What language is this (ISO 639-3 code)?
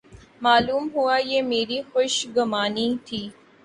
urd